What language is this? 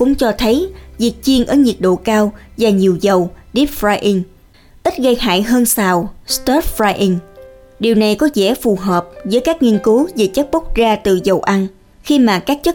Vietnamese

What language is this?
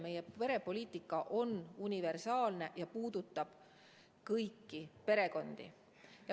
Estonian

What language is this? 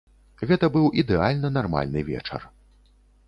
Belarusian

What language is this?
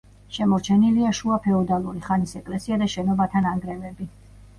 Georgian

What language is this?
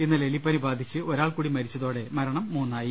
Malayalam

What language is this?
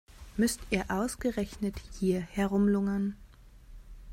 German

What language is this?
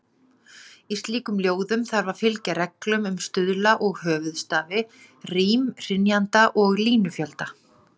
Icelandic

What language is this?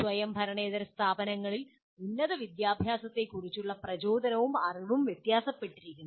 Malayalam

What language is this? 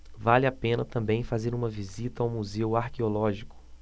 Portuguese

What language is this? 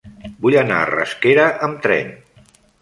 Catalan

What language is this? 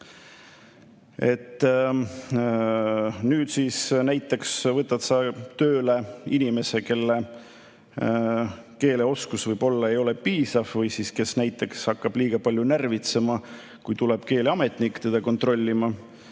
Estonian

